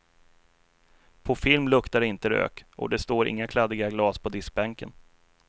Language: Swedish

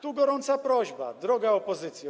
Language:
Polish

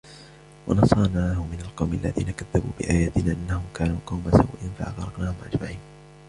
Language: Arabic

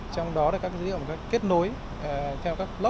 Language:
Vietnamese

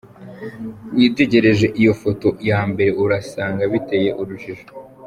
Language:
Kinyarwanda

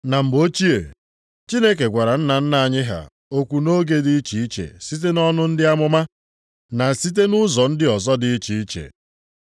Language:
Igbo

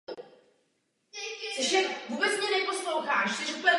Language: Czech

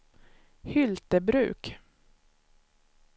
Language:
Swedish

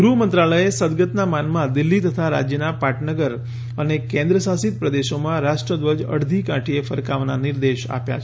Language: Gujarati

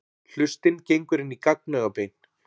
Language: Icelandic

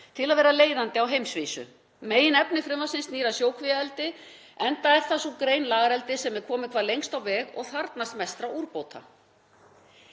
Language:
Icelandic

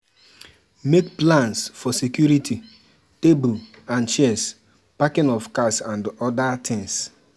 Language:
Nigerian Pidgin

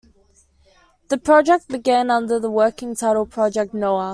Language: English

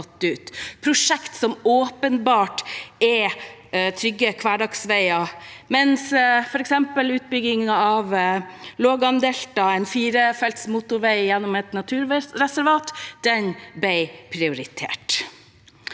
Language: Norwegian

